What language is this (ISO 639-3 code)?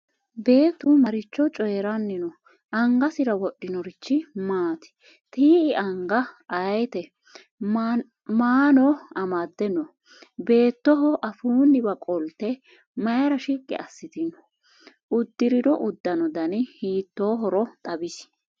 sid